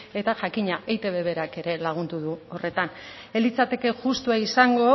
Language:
Basque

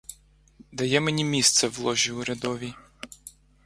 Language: Ukrainian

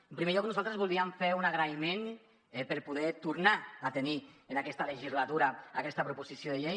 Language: Catalan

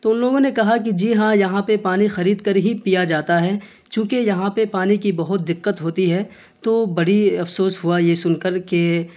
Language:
Urdu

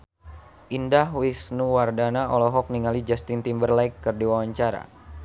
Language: Sundanese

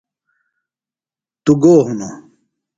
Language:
Phalura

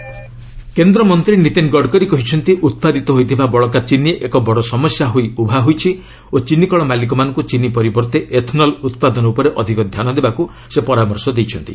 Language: Odia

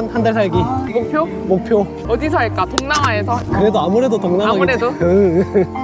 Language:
Korean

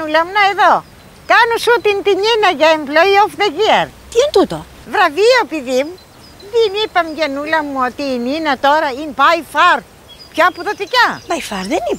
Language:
Greek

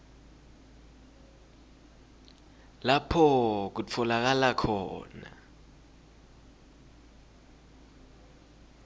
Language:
Swati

